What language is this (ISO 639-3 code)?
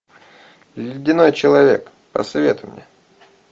rus